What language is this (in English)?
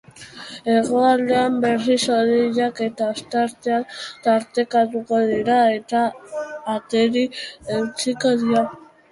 Basque